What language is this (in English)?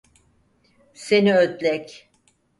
Turkish